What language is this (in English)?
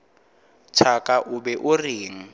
Northern Sotho